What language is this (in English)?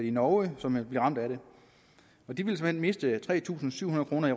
Danish